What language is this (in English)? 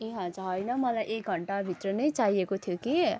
Nepali